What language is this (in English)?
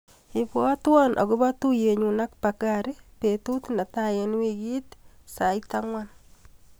Kalenjin